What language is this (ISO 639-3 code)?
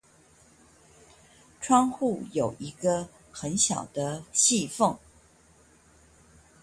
zho